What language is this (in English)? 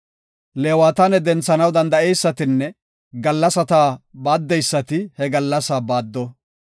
Gofa